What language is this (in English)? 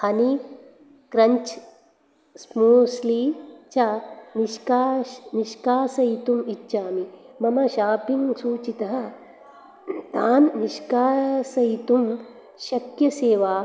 Sanskrit